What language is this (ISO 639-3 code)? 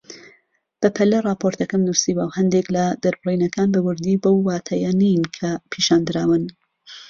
ckb